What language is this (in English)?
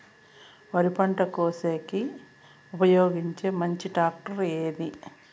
Telugu